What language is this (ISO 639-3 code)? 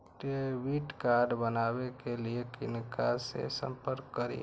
mai